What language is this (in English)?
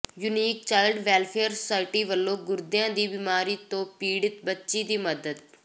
Punjabi